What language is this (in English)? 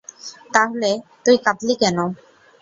Bangla